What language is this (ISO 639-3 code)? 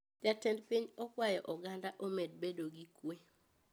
luo